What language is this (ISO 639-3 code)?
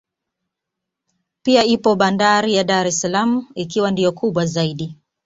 swa